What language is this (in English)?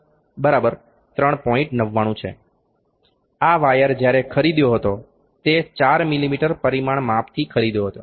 Gujarati